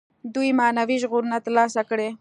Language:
Pashto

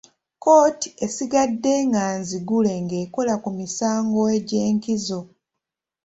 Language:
Ganda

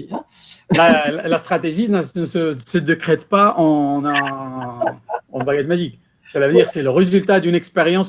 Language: French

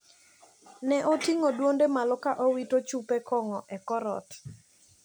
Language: Luo (Kenya and Tanzania)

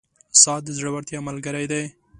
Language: Pashto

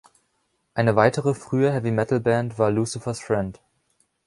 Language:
German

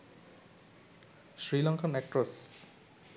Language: Sinhala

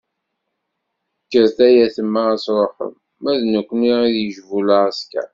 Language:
Kabyle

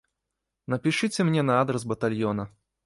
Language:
Belarusian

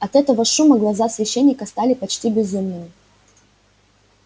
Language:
Russian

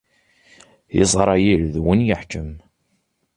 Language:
Kabyle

